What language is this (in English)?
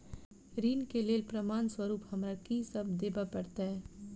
Maithili